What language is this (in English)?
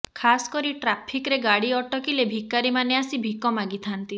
Odia